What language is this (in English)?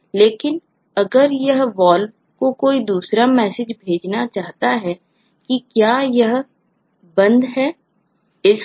Hindi